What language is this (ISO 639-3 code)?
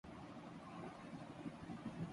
urd